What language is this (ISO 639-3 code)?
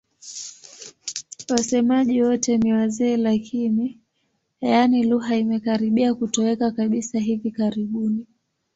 swa